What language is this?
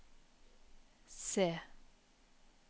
Norwegian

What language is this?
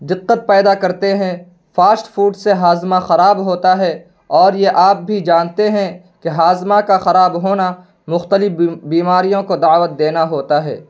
Urdu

